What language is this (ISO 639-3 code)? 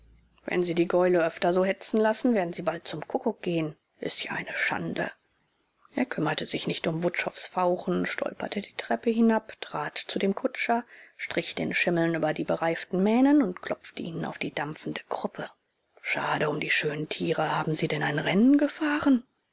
deu